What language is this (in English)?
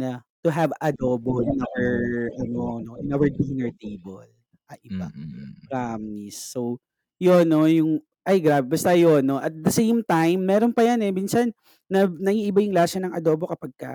Filipino